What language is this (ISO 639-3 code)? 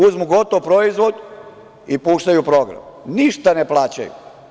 srp